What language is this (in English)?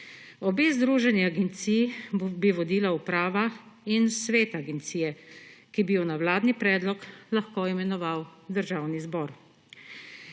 Slovenian